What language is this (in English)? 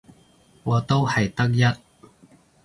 Cantonese